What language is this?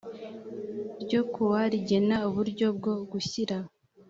Kinyarwanda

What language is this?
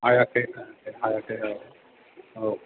Bodo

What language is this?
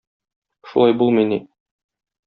Tatar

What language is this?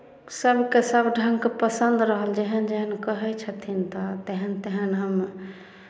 Maithili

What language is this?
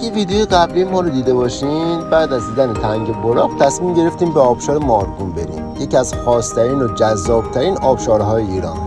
Persian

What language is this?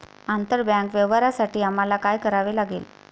Marathi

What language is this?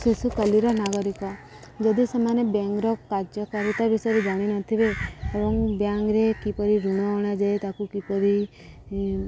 Odia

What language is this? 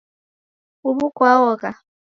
Taita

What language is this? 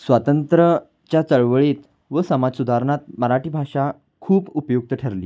Marathi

